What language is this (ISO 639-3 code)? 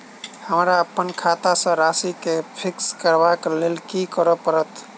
mai